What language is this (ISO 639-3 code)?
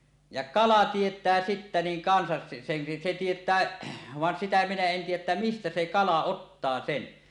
fin